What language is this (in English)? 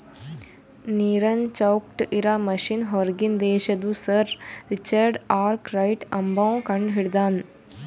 Kannada